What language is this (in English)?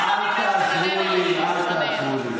Hebrew